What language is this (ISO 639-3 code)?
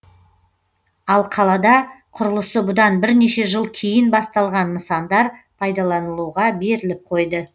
kaz